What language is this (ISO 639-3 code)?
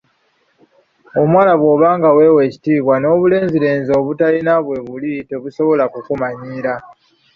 lug